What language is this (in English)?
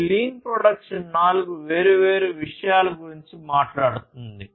Telugu